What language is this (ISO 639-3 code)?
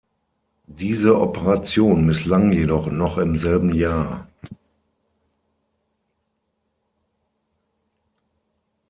deu